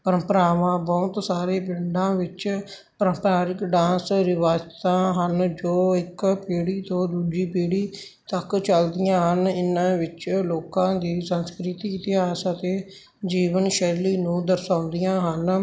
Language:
Punjabi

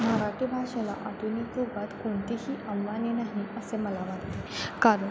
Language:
Marathi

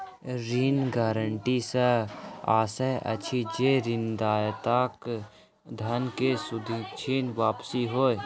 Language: Maithili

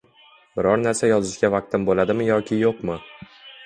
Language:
Uzbek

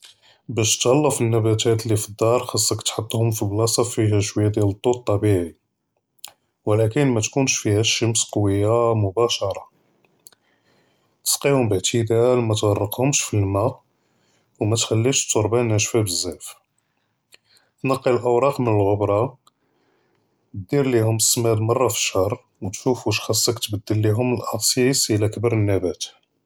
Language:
Judeo-Arabic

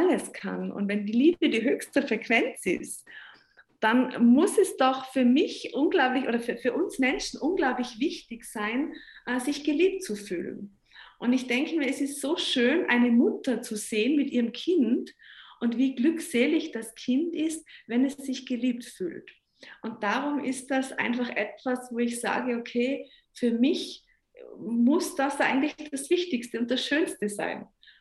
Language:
German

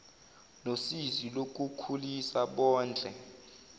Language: Zulu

